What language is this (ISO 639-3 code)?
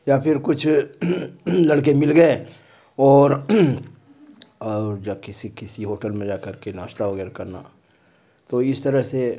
urd